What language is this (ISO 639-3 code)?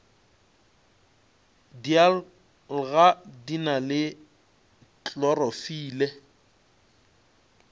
nso